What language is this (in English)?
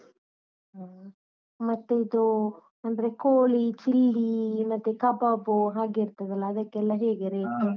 Kannada